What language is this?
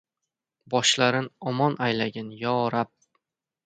Uzbek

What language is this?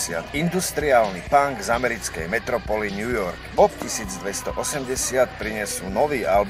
Slovak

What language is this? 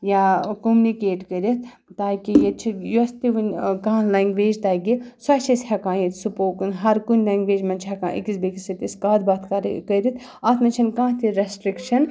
Kashmiri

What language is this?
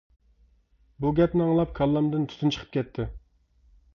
Uyghur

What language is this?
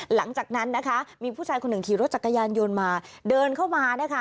Thai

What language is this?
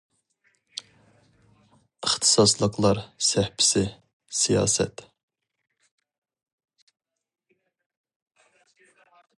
Uyghur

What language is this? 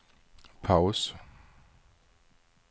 Swedish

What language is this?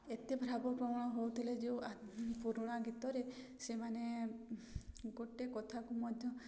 Odia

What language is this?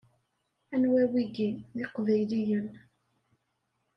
Kabyle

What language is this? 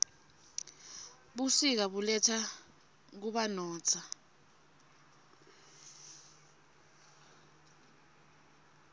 Swati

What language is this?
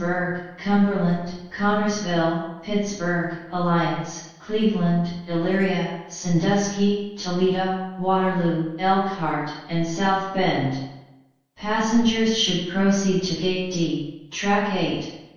English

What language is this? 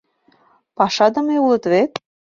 Mari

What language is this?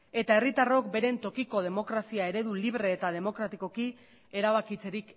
Basque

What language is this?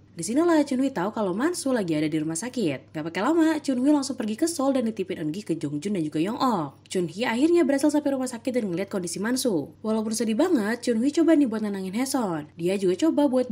Indonesian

